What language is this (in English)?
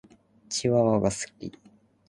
Japanese